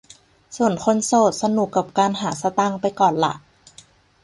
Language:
Thai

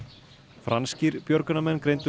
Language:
Icelandic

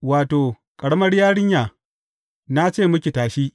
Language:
Hausa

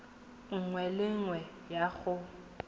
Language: Tswana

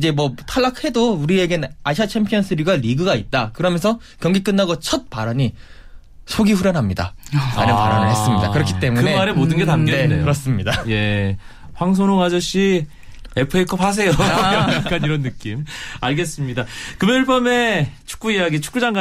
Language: Korean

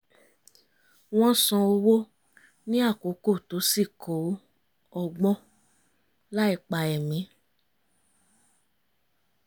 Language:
Yoruba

